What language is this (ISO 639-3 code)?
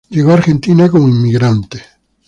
spa